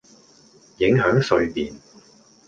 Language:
Cantonese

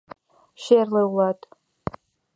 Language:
Mari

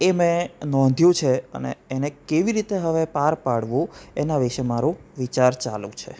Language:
Gujarati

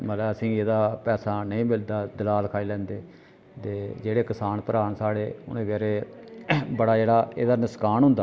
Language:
Dogri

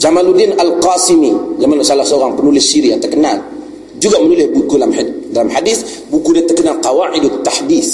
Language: Malay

